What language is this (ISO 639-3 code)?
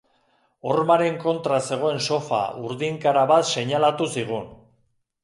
eus